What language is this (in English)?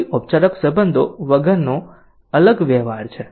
Gujarati